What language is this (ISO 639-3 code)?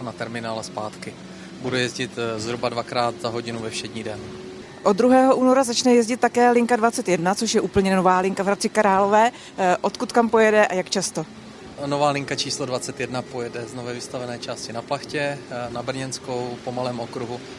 ces